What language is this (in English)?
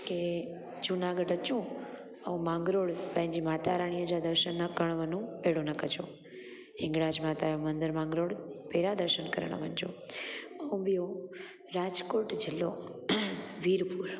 Sindhi